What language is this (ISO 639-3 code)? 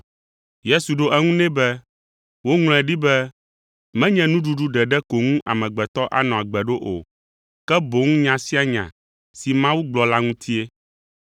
ewe